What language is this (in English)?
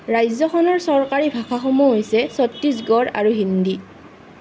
Assamese